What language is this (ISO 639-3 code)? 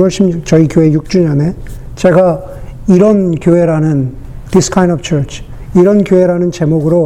kor